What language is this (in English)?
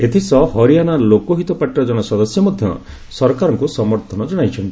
Odia